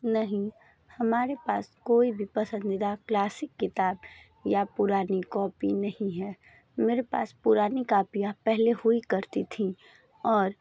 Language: Hindi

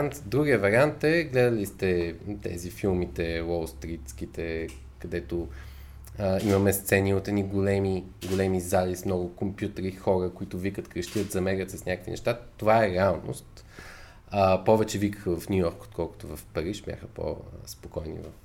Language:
Bulgarian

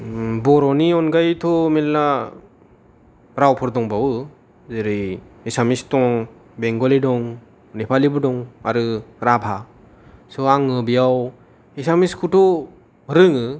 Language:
Bodo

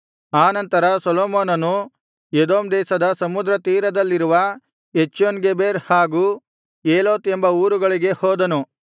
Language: Kannada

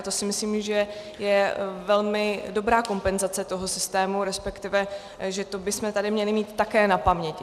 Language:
Czech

